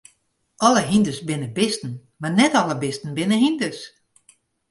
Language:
Western Frisian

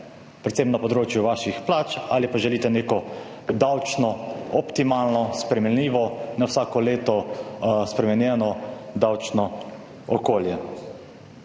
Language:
Slovenian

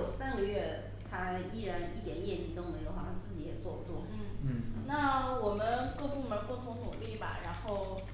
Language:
Chinese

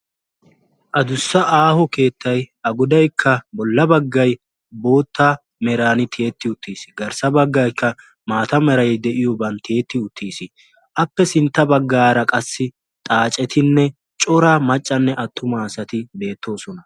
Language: Wolaytta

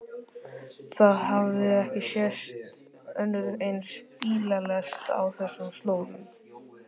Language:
Icelandic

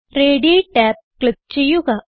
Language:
Malayalam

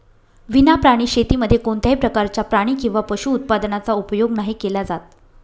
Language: Marathi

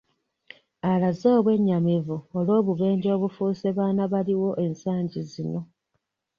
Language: Ganda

